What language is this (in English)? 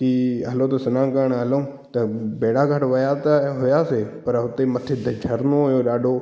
Sindhi